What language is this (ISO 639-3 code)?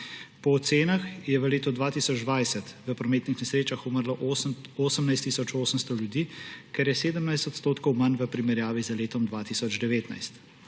slv